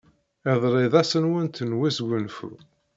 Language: Kabyle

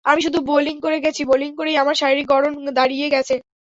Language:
Bangla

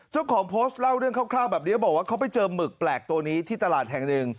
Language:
Thai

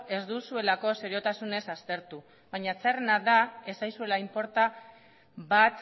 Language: Basque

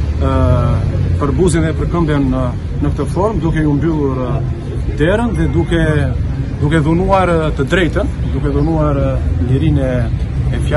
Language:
Romanian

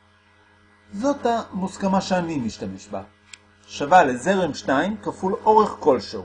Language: Hebrew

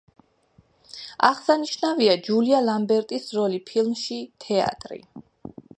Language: Georgian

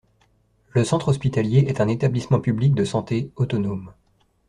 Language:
French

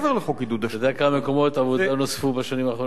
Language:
Hebrew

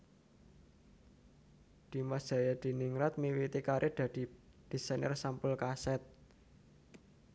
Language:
Javanese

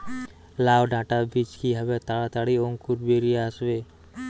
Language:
Bangla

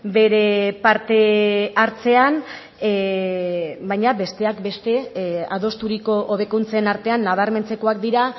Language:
Basque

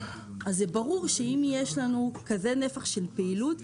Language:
Hebrew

